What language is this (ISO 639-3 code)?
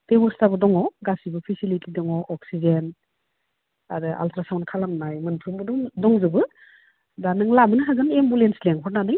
brx